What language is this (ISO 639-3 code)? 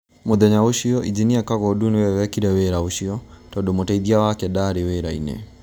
kik